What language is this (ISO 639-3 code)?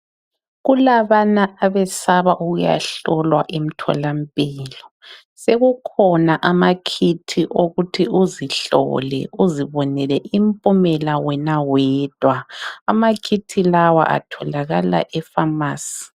nde